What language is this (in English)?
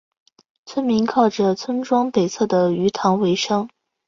Chinese